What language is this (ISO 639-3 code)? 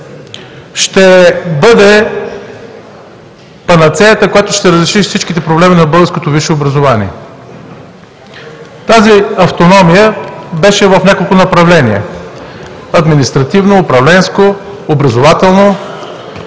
bul